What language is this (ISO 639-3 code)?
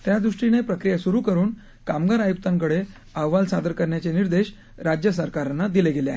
mar